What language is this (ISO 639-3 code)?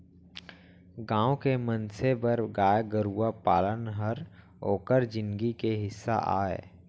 hne